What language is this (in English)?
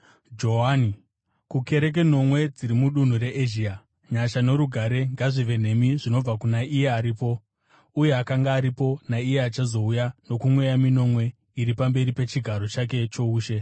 Shona